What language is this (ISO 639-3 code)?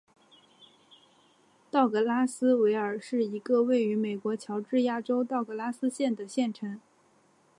zho